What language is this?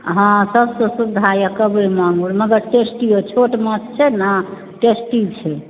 Maithili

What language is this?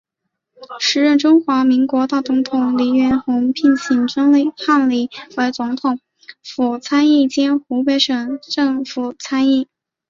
Chinese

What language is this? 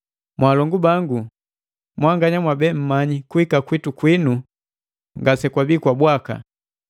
Matengo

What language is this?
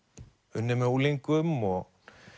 Icelandic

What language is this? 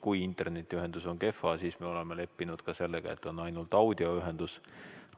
Estonian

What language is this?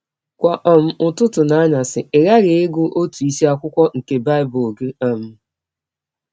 Igbo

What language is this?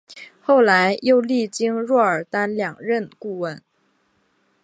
Chinese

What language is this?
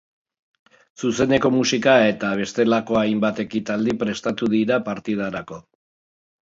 Basque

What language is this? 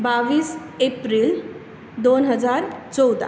Konkani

